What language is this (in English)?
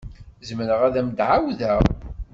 Kabyle